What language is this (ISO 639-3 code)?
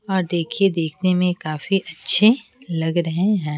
hin